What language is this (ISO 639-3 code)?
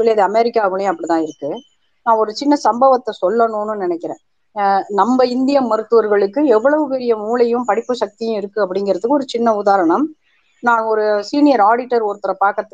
tam